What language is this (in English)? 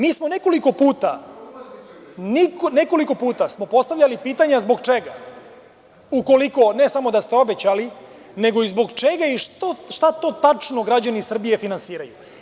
Serbian